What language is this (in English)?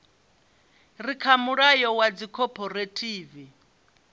Venda